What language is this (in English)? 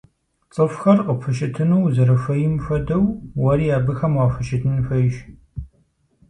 Kabardian